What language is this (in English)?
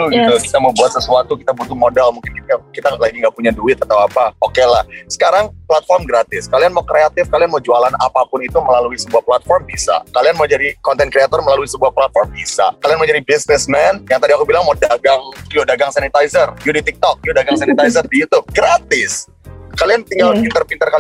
Indonesian